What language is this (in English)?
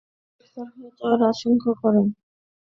Bangla